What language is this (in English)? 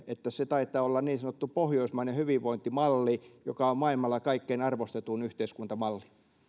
Finnish